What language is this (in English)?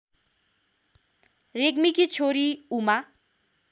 Nepali